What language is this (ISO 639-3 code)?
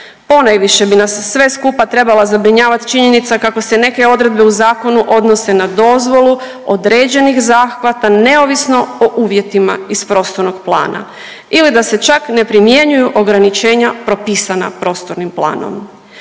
hrv